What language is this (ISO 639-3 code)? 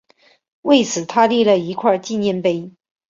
zho